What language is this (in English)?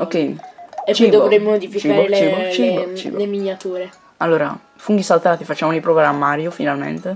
Italian